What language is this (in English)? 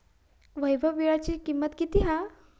Marathi